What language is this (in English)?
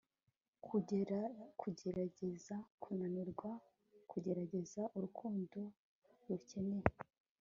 Kinyarwanda